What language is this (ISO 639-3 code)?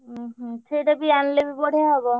ori